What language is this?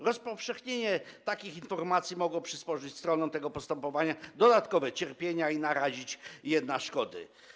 Polish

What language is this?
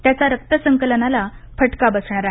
Marathi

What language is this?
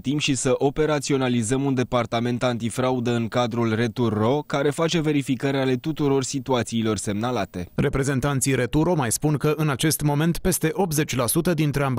Romanian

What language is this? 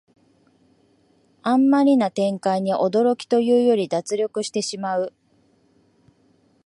Japanese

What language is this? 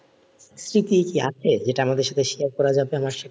Bangla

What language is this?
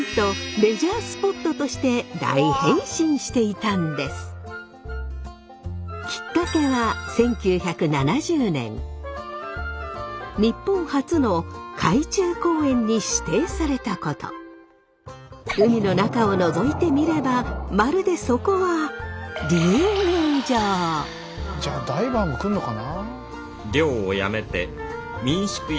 Japanese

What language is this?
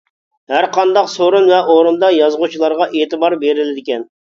Uyghur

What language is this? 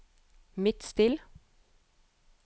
Norwegian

